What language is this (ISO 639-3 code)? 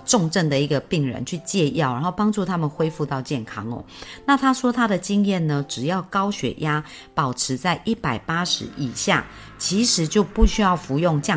zho